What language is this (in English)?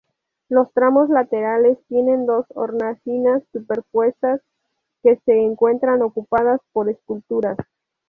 Spanish